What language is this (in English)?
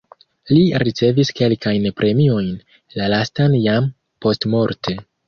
Esperanto